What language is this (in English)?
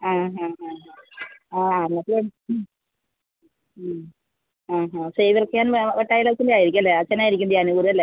Malayalam